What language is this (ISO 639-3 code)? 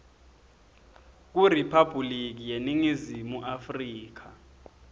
ssw